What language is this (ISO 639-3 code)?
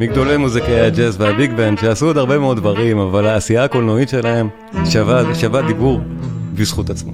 heb